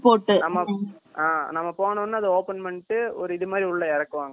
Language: Tamil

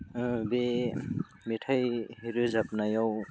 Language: Bodo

